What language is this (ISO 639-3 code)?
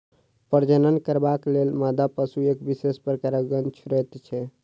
mai